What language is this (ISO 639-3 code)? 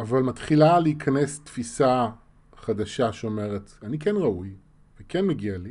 heb